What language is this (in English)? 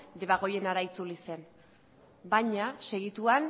Basque